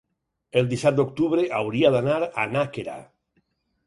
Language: Catalan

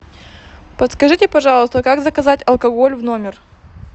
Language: Russian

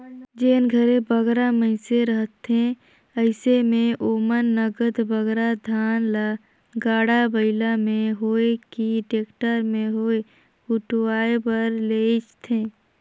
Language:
Chhattisgarhi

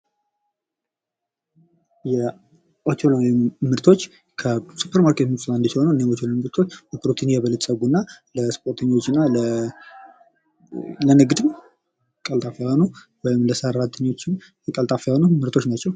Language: Amharic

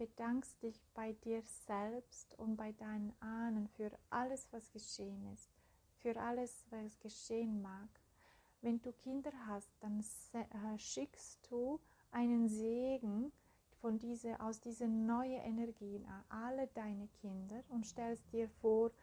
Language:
German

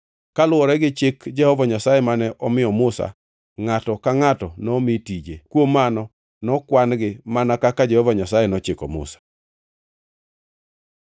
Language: Luo (Kenya and Tanzania)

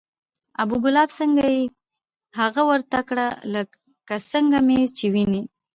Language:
Pashto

